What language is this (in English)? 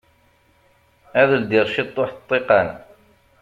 Kabyle